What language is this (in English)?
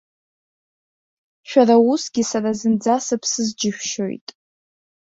Abkhazian